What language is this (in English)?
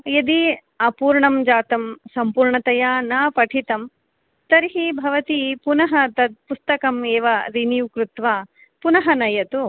Sanskrit